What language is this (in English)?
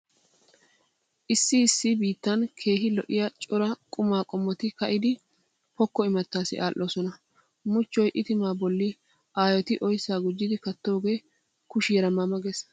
Wolaytta